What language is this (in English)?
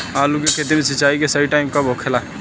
Bhojpuri